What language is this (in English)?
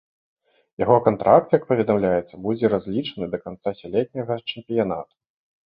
Belarusian